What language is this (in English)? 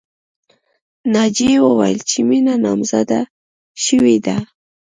Pashto